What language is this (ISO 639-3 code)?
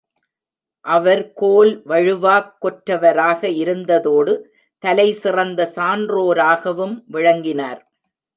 tam